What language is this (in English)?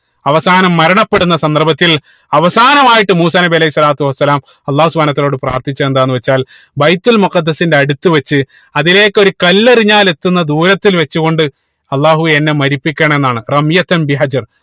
Malayalam